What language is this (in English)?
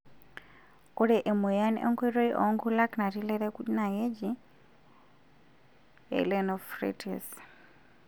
Masai